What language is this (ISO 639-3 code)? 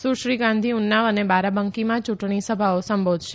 guj